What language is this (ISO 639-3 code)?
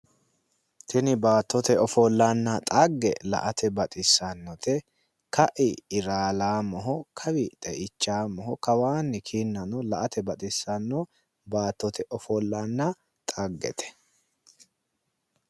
sid